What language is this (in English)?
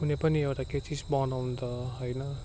Nepali